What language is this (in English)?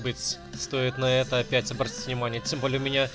Russian